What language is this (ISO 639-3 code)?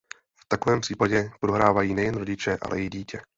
ces